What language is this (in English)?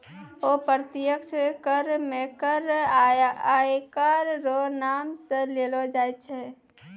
Maithili